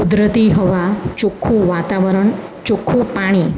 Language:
Gujarati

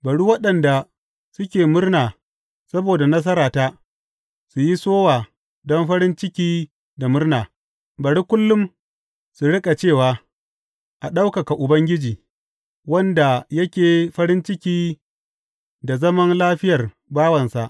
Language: Hausa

